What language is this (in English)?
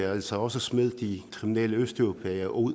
Danish